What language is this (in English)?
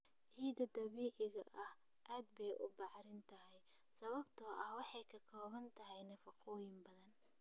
Somali